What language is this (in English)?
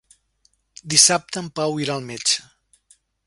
Catalan